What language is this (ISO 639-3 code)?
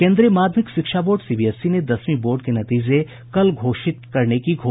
hin